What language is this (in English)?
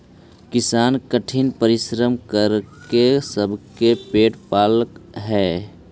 Magahi